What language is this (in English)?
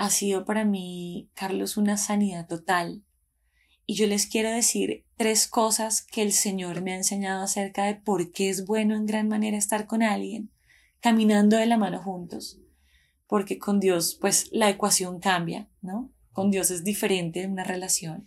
Spanish